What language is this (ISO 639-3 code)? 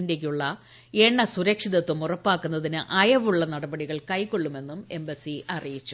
mal